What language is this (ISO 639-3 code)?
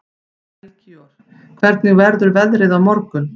isl